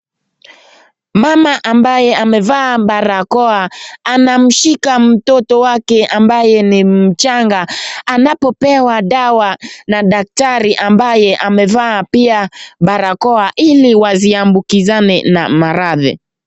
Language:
Swahili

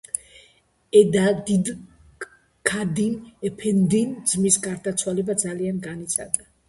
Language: Georgian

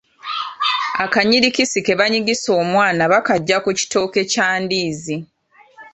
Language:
Ganda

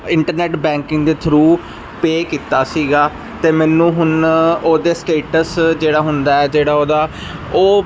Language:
Punjabi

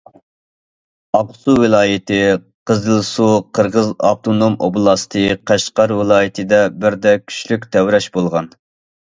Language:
Uyghur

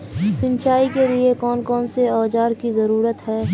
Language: Magahi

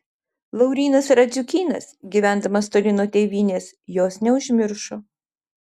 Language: Lithuanian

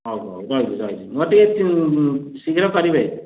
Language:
Odia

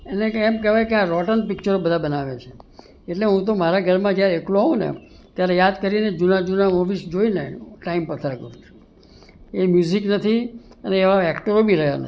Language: Gujarati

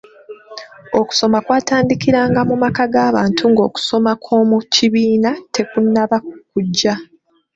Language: Ganda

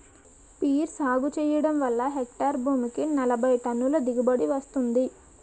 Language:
Telugu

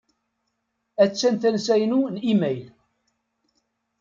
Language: Kabyle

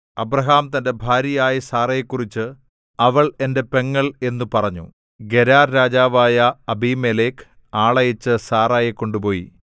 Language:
Malayalam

